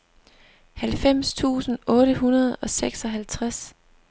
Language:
Danish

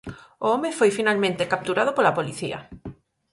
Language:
Galician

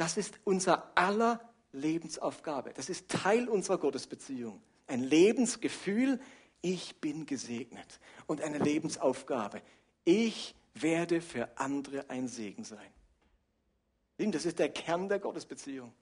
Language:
German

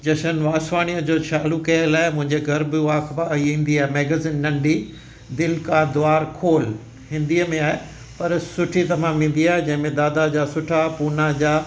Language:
Sindhi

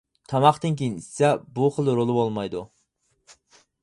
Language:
Uyghur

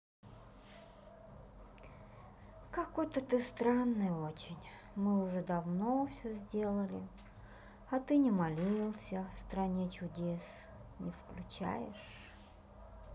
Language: Russian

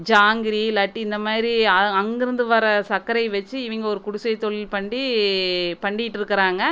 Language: Tamil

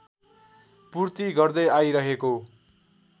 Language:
Nepali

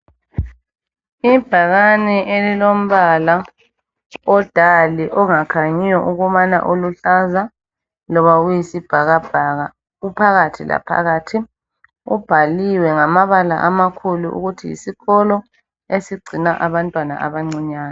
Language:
North Ndebele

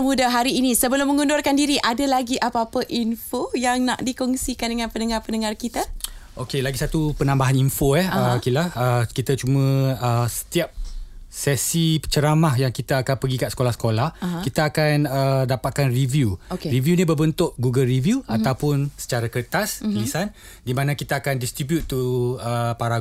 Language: Malay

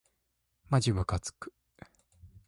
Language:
Japanese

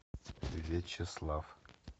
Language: Russian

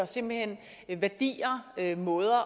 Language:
Danish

